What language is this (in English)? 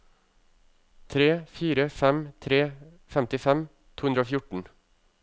Norwegian